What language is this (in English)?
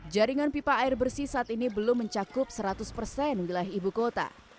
Indonesian